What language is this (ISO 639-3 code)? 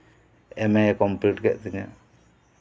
sat